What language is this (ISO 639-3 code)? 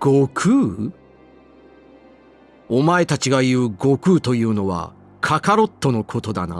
jpn